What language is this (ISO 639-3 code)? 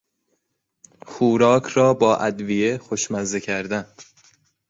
fas